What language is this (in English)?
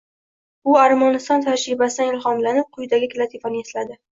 Uzbek